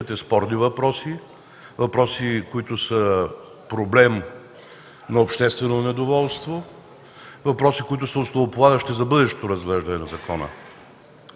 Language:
Bulgarian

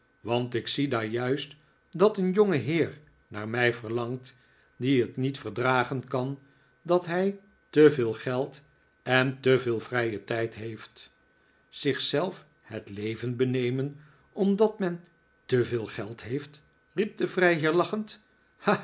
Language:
Dutch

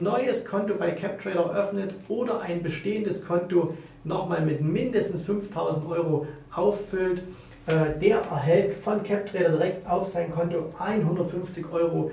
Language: German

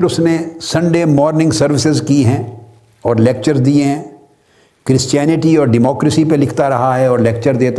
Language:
Urdu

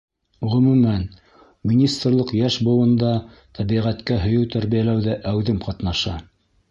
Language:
Bashkir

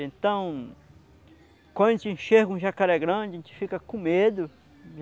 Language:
Portuguese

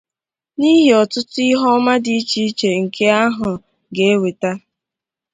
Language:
Igbo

